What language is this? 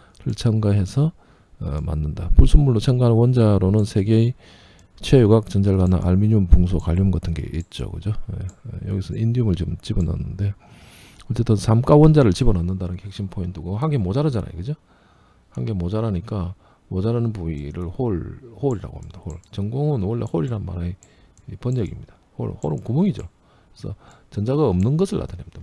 Korean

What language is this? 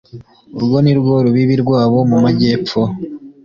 Kinyarwanda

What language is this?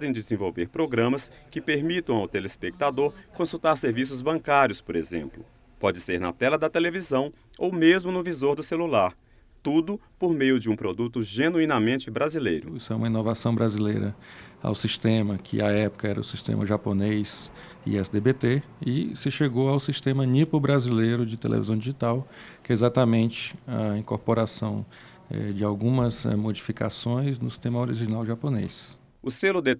Portuguese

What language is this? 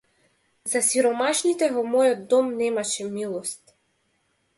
Macedonian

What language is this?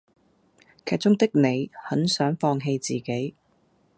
Cantonese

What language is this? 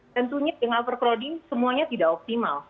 Indonesian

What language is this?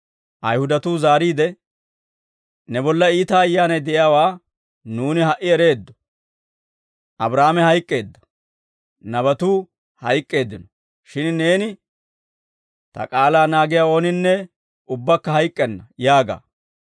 Dawro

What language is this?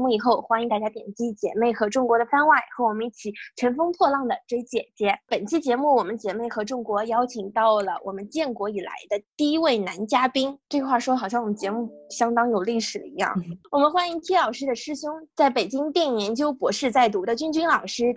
Chinese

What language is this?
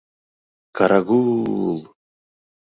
Mari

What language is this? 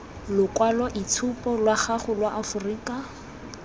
Tswana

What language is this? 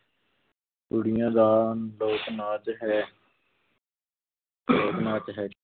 Punjabi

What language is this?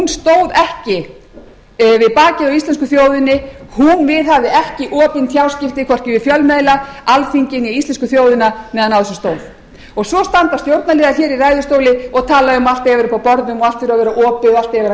Icelandic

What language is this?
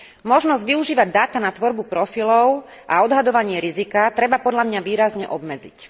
Slovak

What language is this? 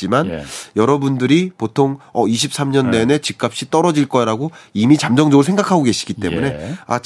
Korean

